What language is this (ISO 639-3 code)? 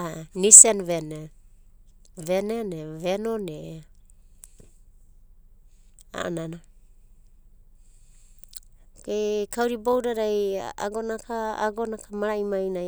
kbt